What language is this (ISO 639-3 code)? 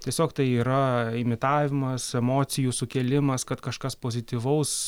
lit